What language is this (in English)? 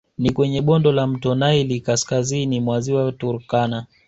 Swahili